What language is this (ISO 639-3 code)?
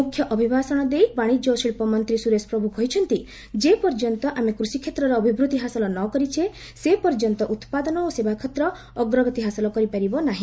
ori